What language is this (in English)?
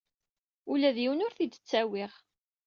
Kabyle